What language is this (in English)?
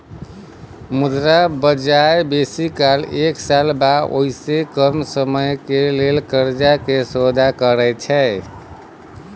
Maithili